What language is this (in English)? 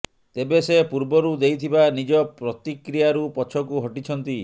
Odia